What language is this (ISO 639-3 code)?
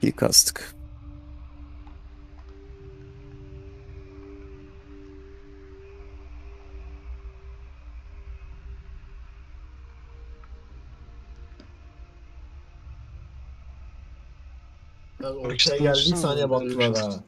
tur